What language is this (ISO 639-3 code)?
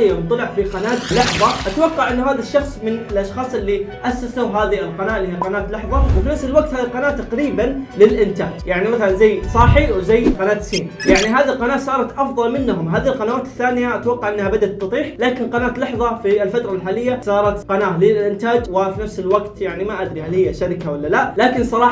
ara